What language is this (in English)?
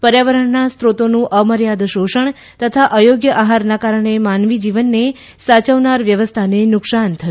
Gujarati